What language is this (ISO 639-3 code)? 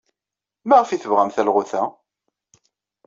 kab